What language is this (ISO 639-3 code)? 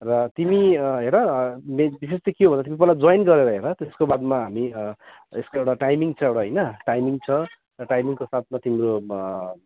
nep